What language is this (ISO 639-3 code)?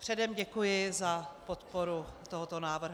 ces